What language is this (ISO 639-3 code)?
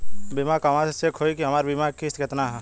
bho